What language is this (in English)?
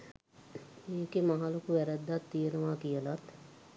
Sinhala